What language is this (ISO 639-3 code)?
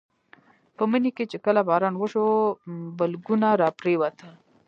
pus